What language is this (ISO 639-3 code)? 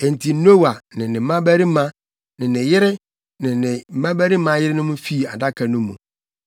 aka